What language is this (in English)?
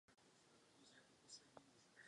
Czech